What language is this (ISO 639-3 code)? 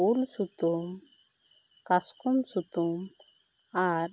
sat